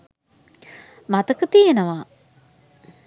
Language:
Sinhala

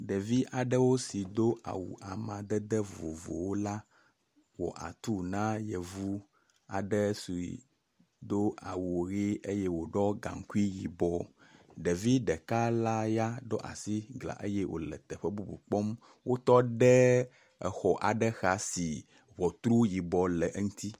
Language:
Ewe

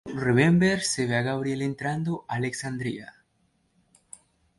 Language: Spanish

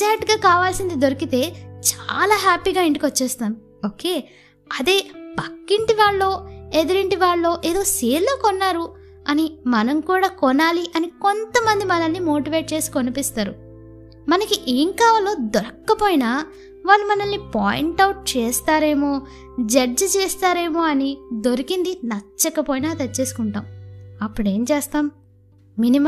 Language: Telugu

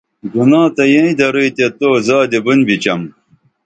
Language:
Dameli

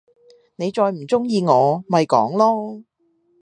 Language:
Cantonese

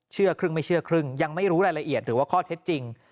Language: Thai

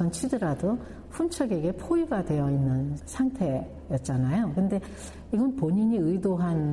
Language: Korean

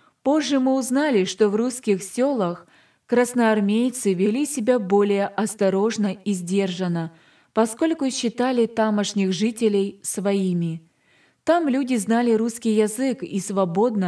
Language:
Russian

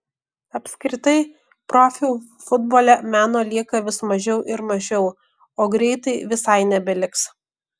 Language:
Lithuanian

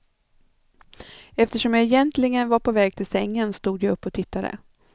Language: Swedish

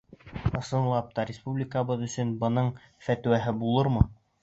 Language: Bashkir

